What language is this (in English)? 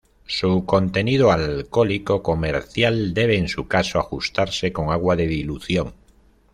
Spanish